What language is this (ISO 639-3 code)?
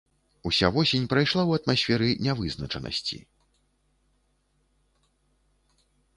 bel